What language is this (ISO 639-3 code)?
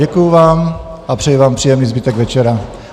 ces